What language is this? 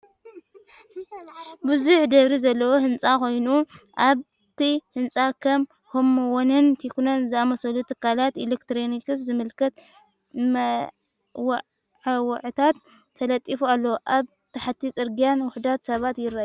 Tigrinya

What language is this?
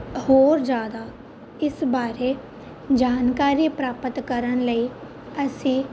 Punjabi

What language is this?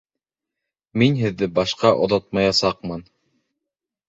Bashkir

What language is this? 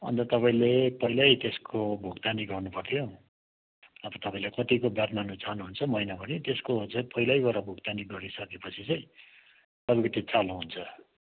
Nepali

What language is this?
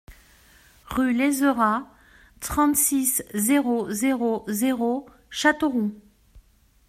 French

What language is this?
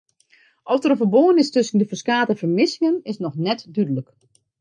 Western Frisian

